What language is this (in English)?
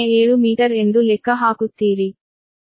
Kannada